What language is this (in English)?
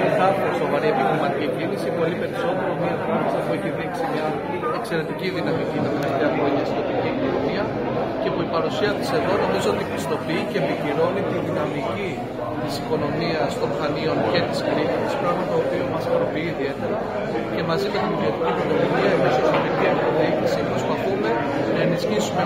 Greek